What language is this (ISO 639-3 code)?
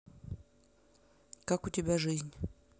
rus